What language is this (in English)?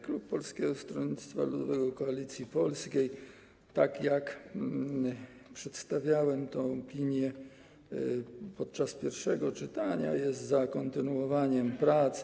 Polish